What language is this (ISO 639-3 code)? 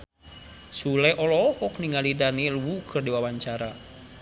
sun